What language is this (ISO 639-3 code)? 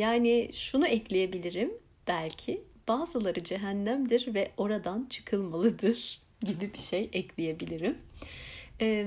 tur